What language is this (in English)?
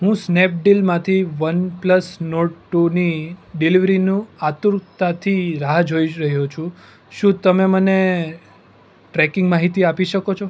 Gujarati